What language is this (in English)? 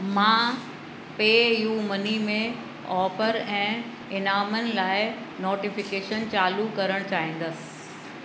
Sindhi